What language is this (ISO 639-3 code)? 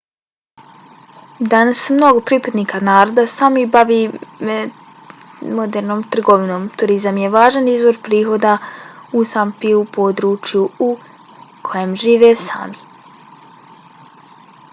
bos